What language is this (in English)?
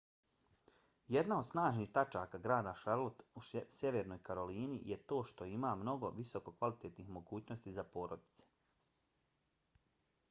Bosnian